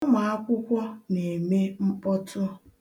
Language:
Igbo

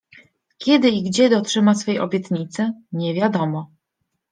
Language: Polish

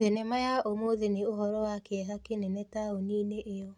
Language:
Kikuyu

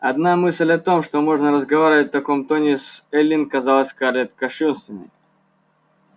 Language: Russian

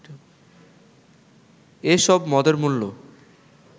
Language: Bangla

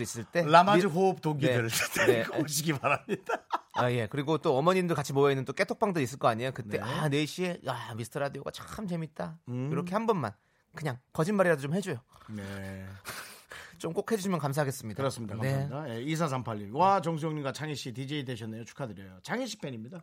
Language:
Korean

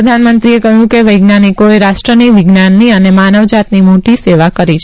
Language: Gujarati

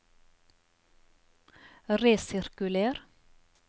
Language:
Norwegian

